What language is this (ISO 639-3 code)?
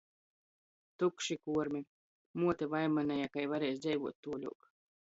ltg